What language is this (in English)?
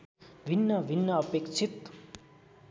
Nepali